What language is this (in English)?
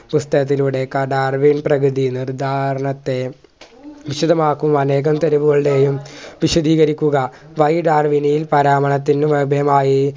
Malayalam